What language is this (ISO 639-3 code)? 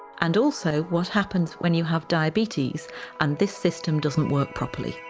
eng